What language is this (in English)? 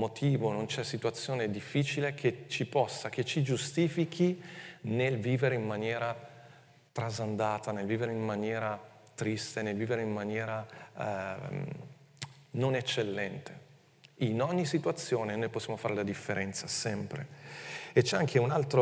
Italian